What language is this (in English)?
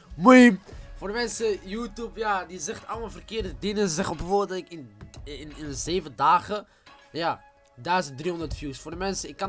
Dutch